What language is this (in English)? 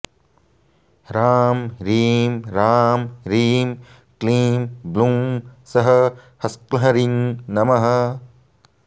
Sanskrit